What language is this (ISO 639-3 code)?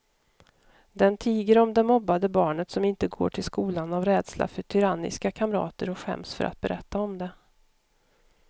swe